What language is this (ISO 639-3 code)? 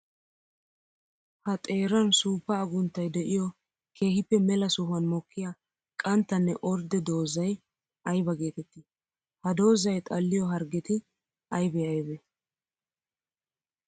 wal